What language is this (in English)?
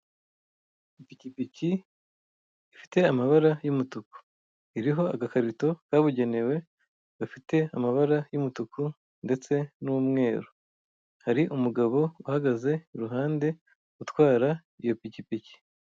Kinyarwanda